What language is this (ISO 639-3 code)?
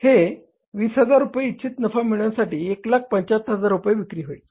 mar